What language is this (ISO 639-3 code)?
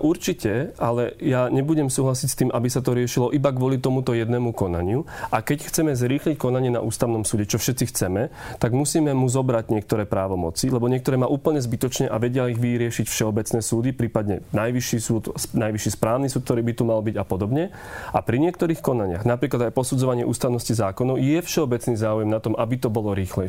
slk